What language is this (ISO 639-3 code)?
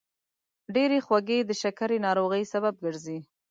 pus